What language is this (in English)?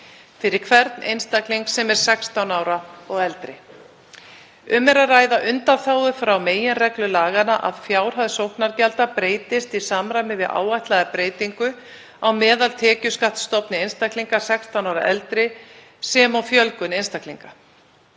Icelandic